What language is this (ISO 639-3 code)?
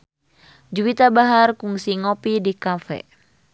sun